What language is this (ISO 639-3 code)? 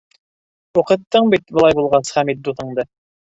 bak